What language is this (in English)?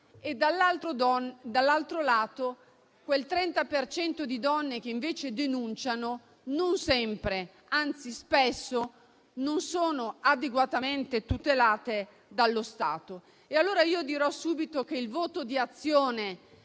Italian